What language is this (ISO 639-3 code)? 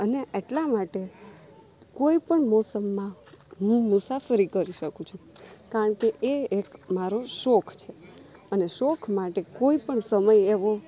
guj